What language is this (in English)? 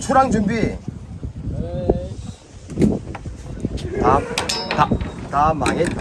Korean